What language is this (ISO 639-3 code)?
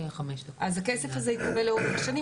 heb